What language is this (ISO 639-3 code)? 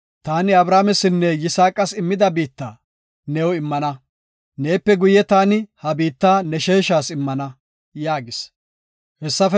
gof